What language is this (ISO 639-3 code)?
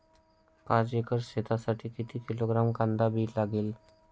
mar